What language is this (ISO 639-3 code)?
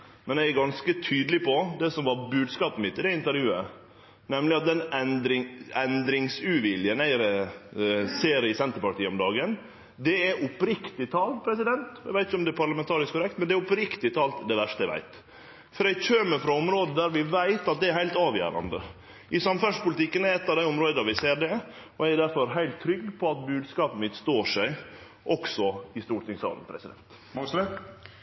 nor